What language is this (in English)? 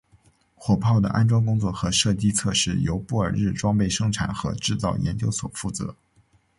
Chinese